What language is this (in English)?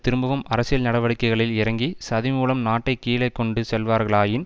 Tamil